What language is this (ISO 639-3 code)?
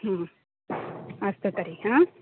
san